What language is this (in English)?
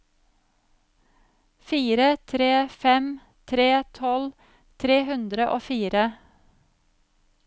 Norwegian